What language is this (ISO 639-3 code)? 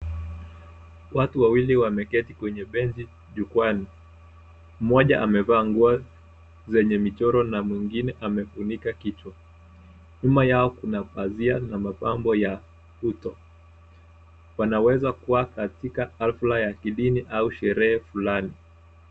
swa